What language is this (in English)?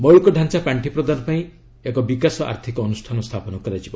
Odia